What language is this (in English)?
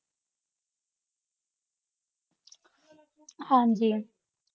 Punjabi